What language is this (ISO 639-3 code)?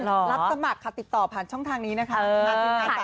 tha